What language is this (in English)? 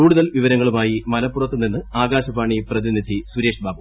Malayalam